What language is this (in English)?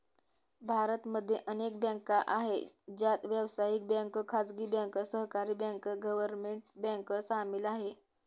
Marathi